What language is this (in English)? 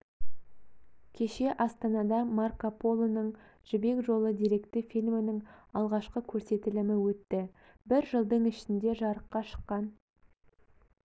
Kazakh